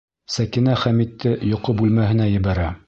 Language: Bashkir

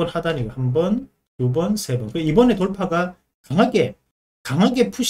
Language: Korean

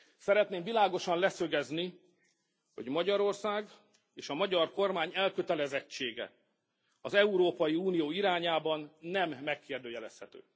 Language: Hungarian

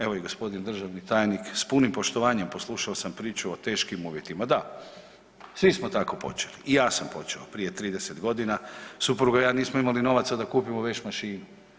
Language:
Croatian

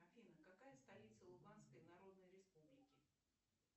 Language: Russian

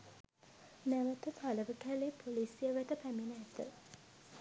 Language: Sinhala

